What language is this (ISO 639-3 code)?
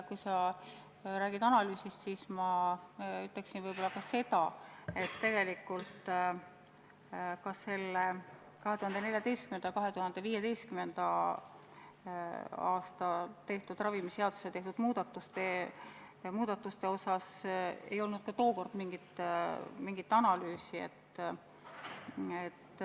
est